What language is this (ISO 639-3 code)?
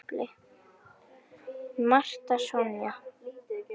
isl